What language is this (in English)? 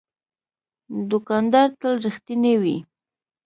Pashto